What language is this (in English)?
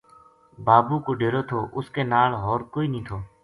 Gujari